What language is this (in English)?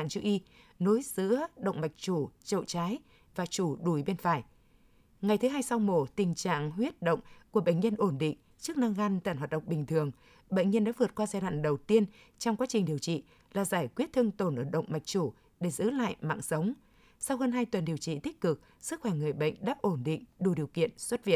Vietnamese